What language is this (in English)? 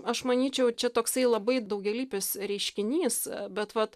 Lithuanian